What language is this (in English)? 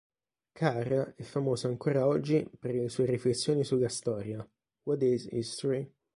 Italian